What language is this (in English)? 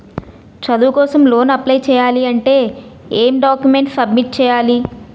Telugu